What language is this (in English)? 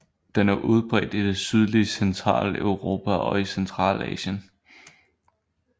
Danish